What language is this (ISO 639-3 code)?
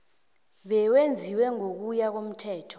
nbl